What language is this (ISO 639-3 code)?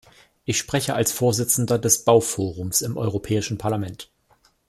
deu